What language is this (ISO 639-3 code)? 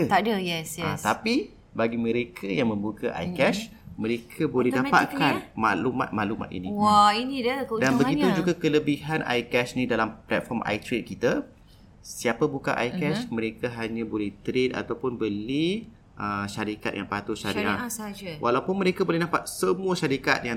msa